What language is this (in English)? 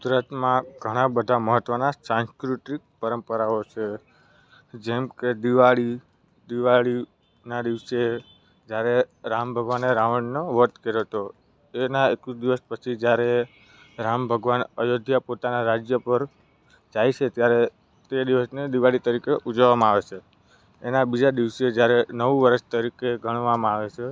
Gujarati